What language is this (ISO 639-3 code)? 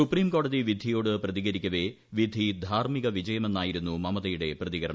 mal